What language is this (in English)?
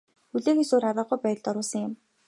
Mongolian